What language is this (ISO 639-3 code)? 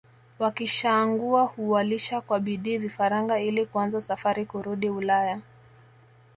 swa